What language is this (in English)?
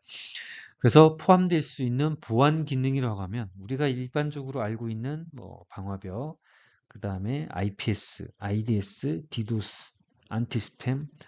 Korean